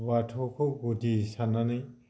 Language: Bodo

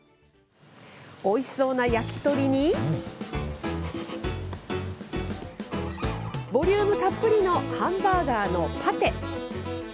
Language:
Japanese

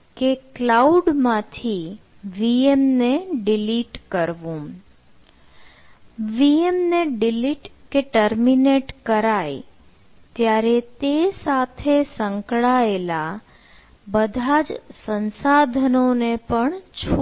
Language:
Gujarati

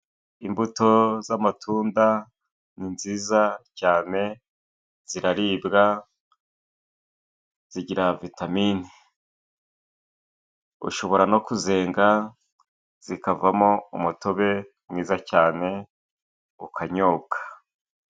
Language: Kinyarwanda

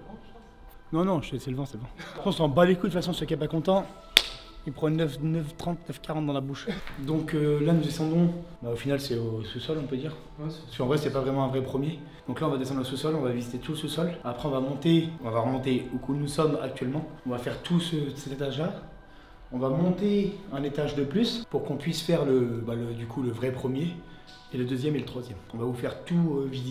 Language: French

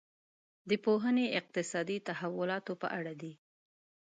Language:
Pashto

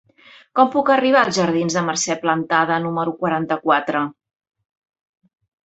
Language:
Catalan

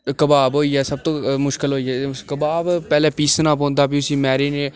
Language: Dogri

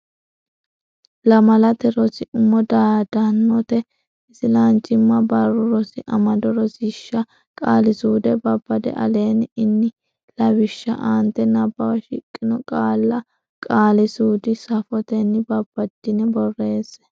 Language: Sidamo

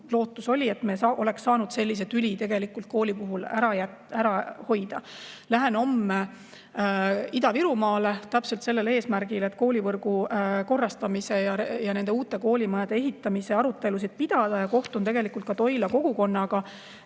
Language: Estonian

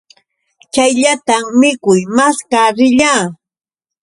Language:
Yauyos Quechua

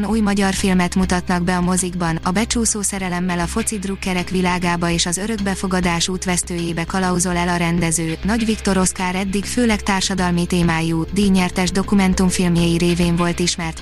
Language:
Hungarian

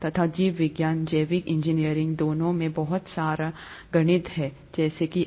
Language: Hindi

